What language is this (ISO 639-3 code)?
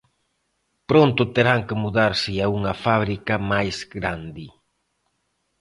glg